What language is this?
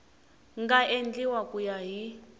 Tsonga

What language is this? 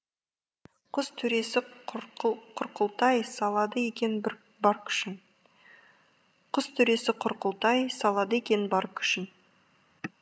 Kazakh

